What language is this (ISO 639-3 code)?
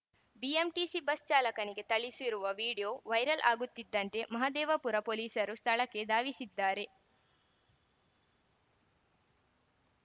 kan